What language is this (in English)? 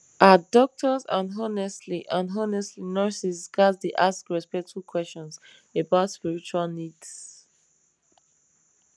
Nigerian Pidgin